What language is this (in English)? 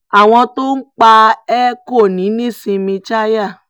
Yoruba